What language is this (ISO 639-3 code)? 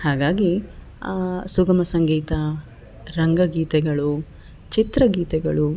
kan